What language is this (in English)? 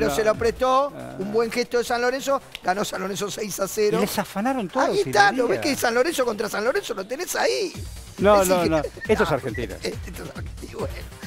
Spanish